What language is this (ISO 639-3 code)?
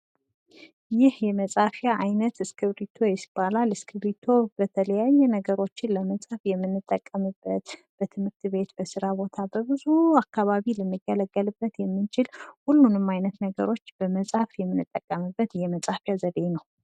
amh